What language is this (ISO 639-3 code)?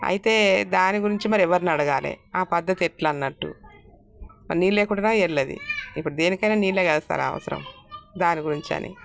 tel